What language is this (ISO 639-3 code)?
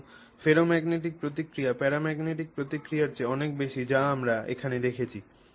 ben